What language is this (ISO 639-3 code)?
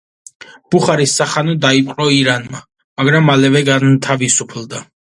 kat